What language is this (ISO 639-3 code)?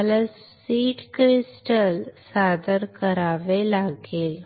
mar